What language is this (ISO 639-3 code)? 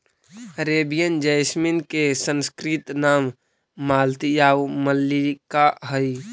mag